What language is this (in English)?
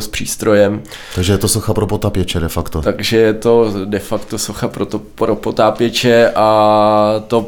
Czech